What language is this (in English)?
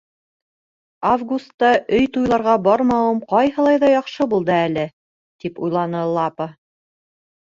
Bashkir